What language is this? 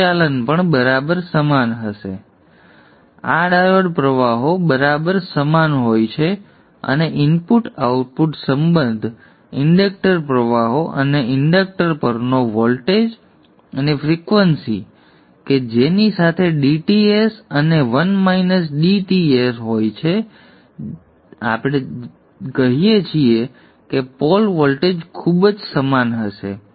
Gujarati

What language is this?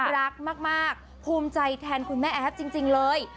Thai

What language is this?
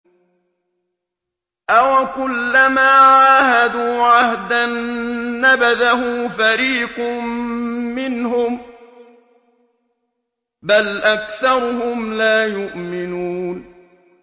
Arabic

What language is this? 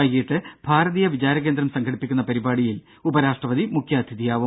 Malayalam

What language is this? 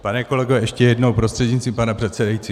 Czech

